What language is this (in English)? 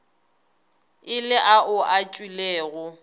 Northern Sotho